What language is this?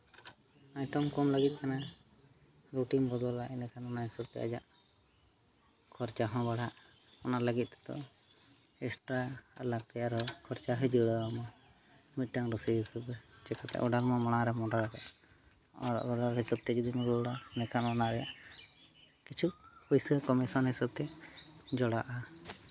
Santali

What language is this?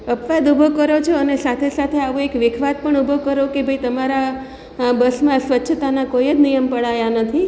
Gujarati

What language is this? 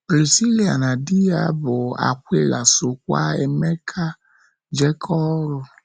Igbo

